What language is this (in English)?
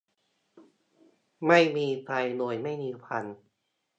Thai